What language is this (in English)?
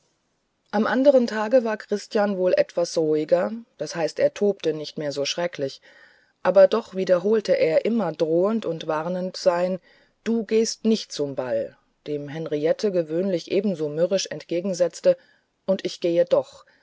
German